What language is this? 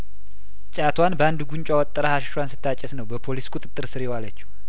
Amharic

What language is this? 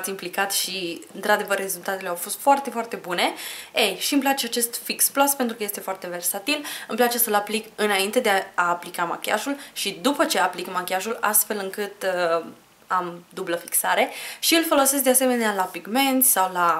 Romanian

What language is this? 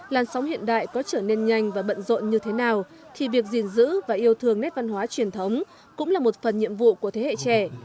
Vietnamese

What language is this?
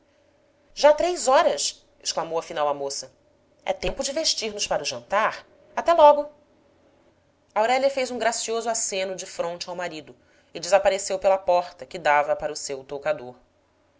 Portuguese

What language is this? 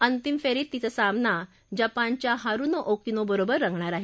Marathi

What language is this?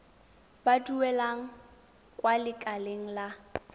Tswana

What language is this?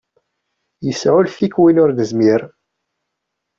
Kabyle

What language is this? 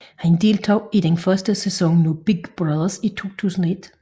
Danish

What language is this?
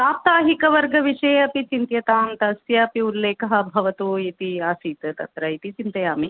Sanskrit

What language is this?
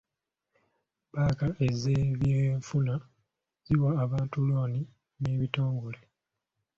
Ganda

